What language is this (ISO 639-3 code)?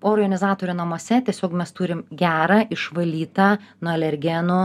lit